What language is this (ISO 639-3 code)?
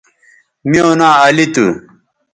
btv